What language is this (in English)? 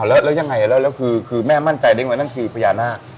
Thai